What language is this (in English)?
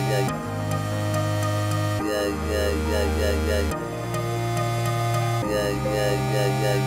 Indonesian